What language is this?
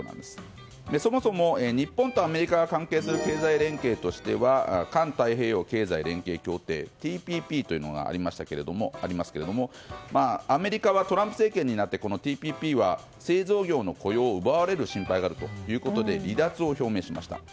Japanese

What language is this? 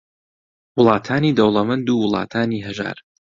Central Kurdish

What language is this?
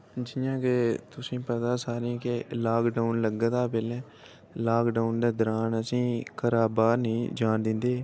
Dogri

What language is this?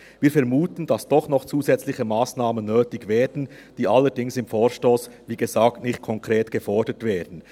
Swiss German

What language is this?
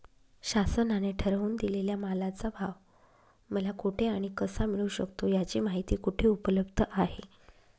Marathi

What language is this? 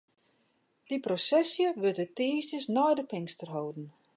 Western Frisian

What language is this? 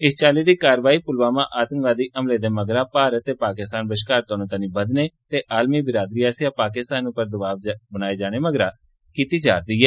Dogri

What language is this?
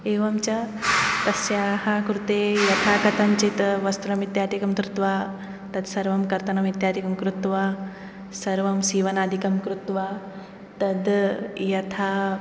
Sanskrit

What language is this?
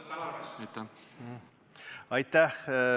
Estonian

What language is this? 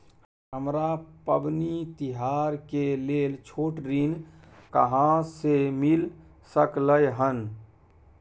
Maithili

